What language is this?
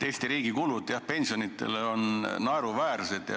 Estonian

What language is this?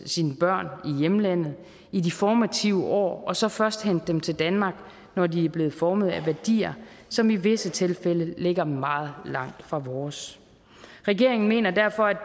Danish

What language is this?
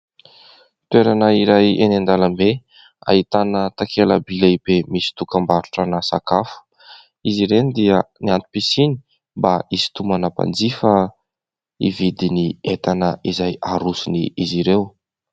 Malagasy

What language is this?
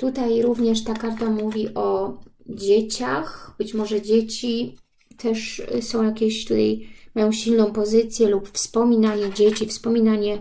Polish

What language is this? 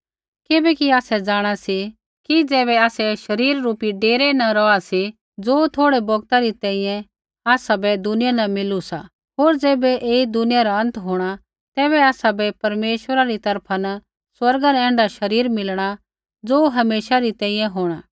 Kullu Pahari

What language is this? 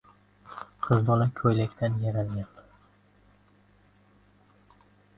Uzbek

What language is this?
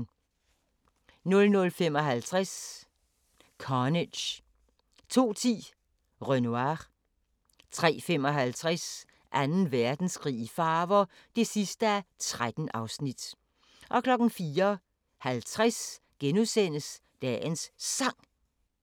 Danish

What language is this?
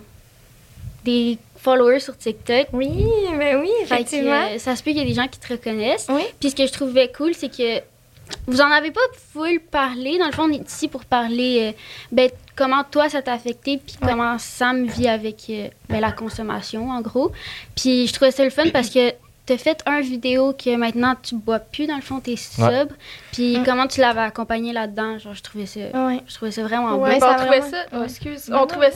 French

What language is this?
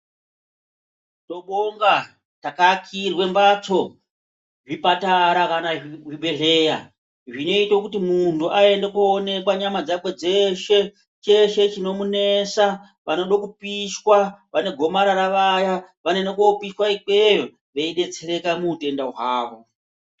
Ndau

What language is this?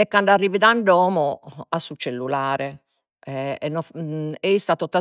Sardinian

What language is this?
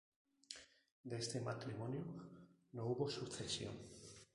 Spanish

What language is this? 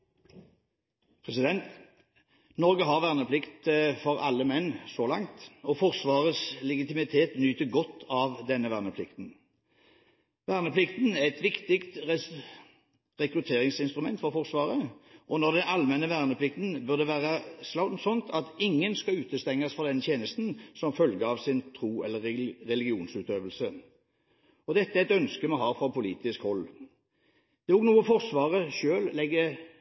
Norwegian Bokmål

